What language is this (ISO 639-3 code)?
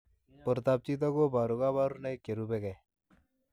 kln